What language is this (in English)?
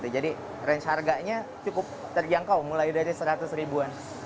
Indonesian